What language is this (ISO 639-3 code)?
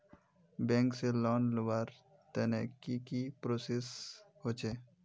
mag